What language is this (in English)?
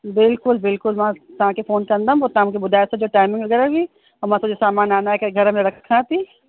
Sindhi